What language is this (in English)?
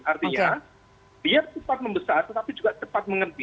Indonesian